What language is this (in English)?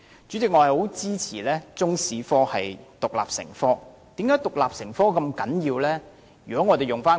Cantonese